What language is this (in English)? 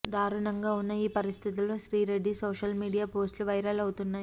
Telugu